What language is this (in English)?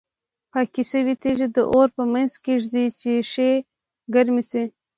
Pashto